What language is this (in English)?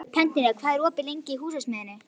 Icelandic